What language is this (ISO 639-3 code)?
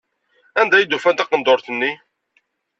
kab